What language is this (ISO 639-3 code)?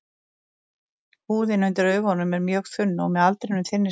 isl